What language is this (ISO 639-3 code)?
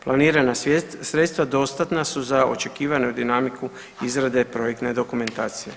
hrv